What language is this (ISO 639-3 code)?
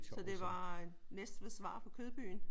dan